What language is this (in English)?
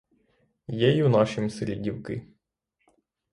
Ukrainian